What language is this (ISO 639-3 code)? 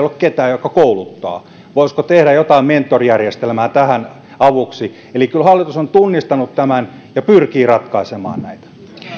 fin